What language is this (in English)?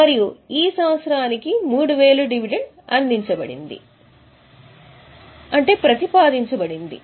Telugu